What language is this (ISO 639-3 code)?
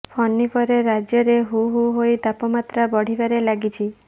ori